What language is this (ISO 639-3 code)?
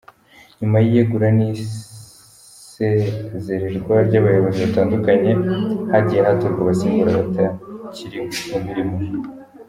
kin